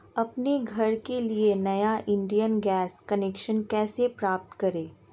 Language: Hindi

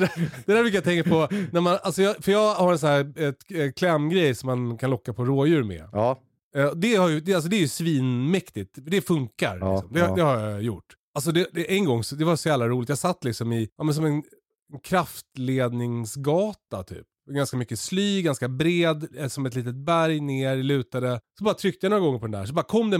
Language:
Swedish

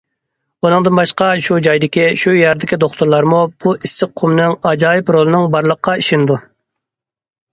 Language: Uyghur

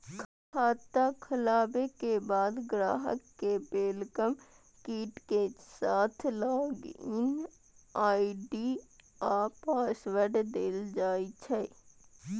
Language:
Maithili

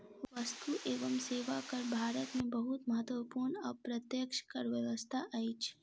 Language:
Maithili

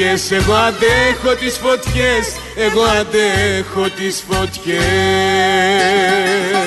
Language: Greek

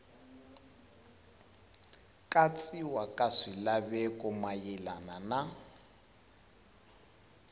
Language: Tsonga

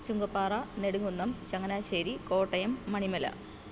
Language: Malayalam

